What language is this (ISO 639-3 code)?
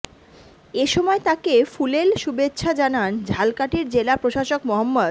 ben